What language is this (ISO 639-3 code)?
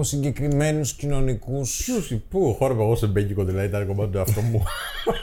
ell